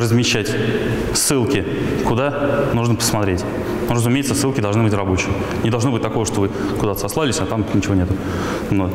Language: Russian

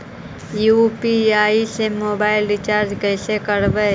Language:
Magahi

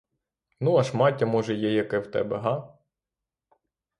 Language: Ukrainian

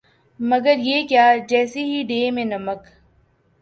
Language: Urdu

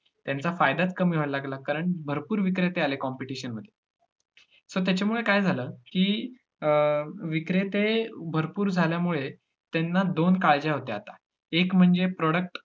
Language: Marathi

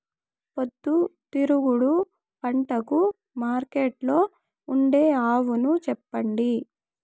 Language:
Telugu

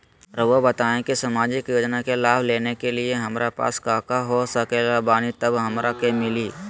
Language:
Magahi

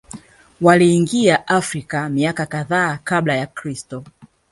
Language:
Swahili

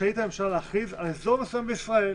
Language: Hebrew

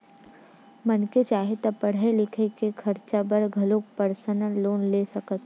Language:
Chhattisgarhi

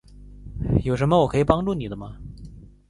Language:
Chinese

